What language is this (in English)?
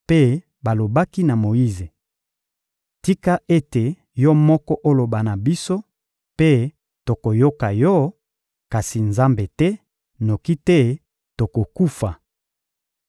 Lingala